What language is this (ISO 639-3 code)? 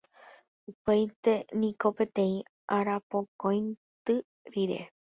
grn